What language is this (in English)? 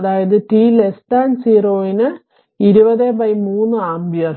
Malayalam